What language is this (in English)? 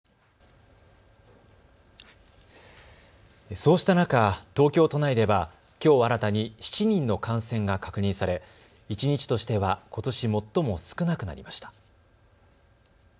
Japanese